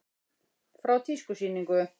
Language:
Icelandic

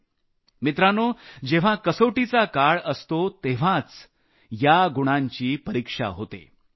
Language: Marathi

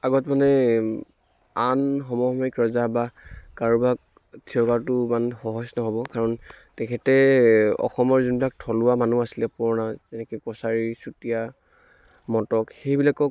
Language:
Assamese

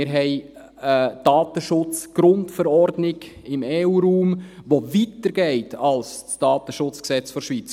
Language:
Swiss German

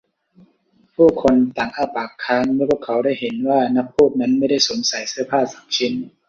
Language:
Thai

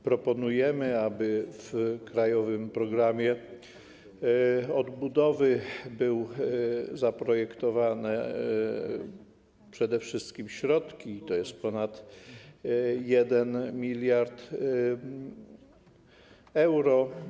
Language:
Polish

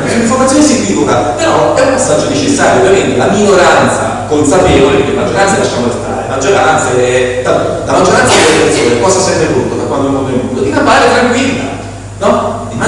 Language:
Italian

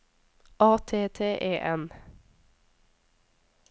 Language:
Norwegian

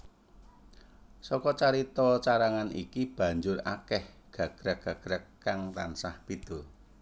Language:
Javanese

